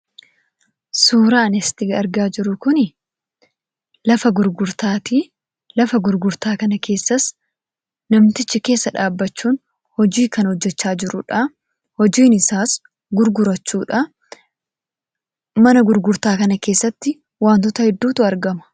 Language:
Oromo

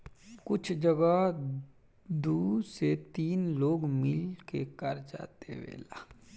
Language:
Bhojpuri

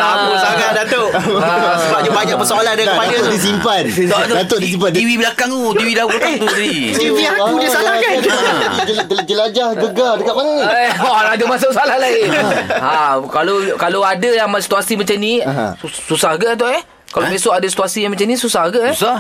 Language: Malay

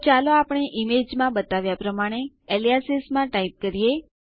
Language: Gujarati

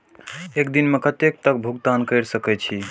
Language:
Maithili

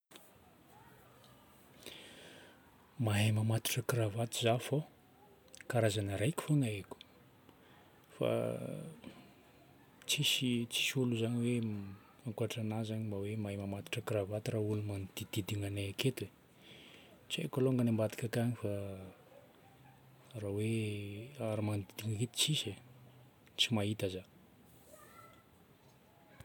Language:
Northern Betsimisaraka Malagasy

